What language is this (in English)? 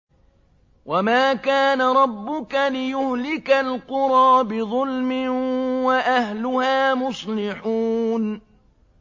Arabic